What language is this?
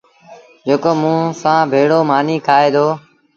Sindhi Bhil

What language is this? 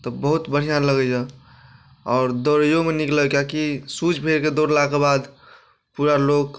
Maithili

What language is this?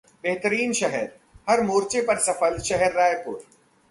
Hindi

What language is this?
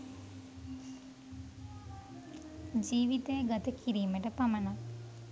Sinhala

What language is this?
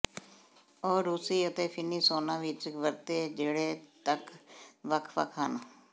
Punjabi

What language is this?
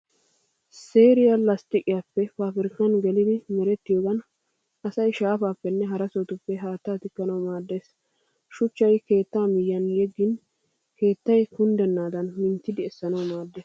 Wolaytta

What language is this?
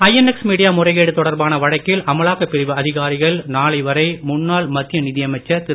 Tamil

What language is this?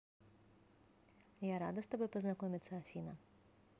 Russian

